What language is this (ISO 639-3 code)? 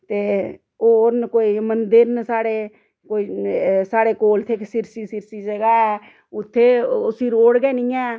doi